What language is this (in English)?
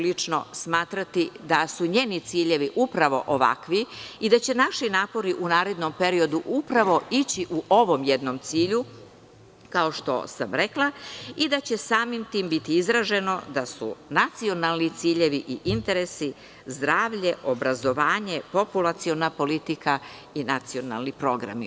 Serbian